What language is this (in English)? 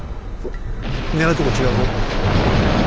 Japanese